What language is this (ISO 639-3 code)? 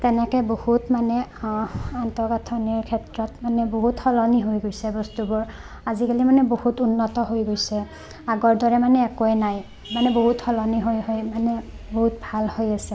asm